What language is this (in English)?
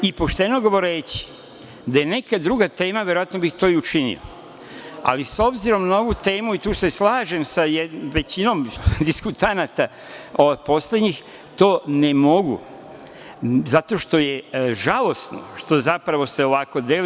Serbian